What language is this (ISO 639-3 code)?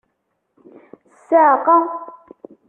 kab